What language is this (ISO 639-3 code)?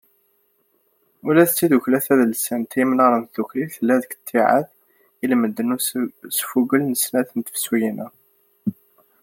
kab